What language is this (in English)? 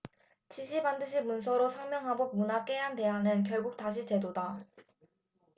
Korean